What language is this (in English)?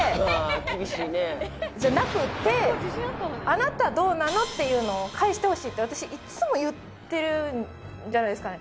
Japanese